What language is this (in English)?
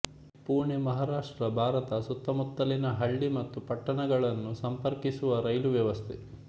Kannada